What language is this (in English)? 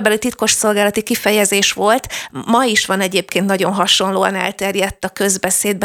Hungarian